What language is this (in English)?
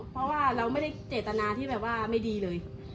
Thai